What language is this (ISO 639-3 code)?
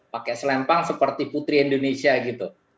ind